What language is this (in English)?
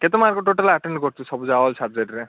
Odia